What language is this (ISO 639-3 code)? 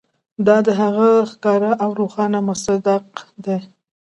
pus